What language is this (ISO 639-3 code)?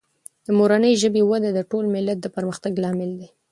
pus